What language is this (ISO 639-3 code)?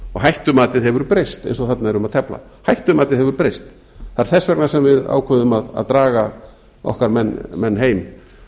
isl